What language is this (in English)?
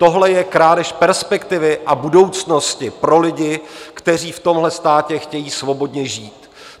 Czech